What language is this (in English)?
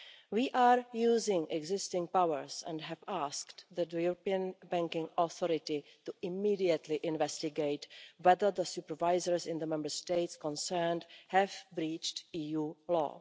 English